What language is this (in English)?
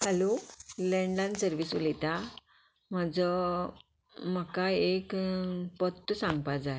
Konkani